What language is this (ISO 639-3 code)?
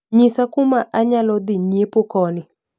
luo